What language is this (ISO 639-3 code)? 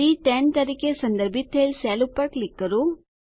guj